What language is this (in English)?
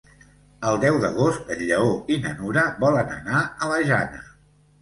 Catalan